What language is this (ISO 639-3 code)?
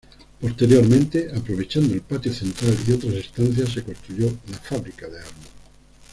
spa